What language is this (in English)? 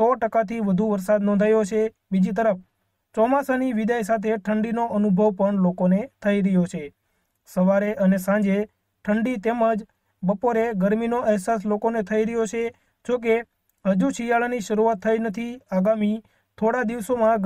Hindi